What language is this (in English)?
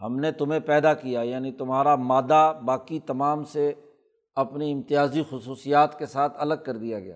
Urdu